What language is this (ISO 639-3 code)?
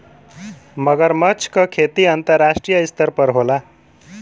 bho